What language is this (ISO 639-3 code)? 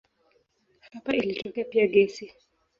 swa